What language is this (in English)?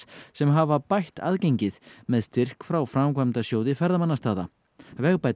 Icelandic